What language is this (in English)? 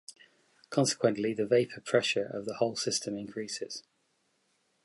English